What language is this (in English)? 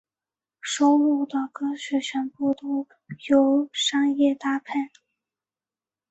Chinese